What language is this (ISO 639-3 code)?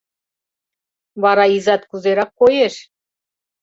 chm